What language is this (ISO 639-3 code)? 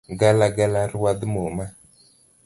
luo